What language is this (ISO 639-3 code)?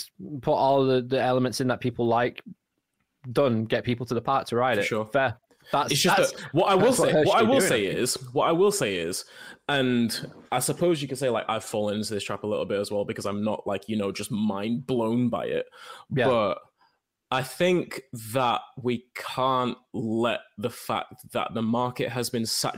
eng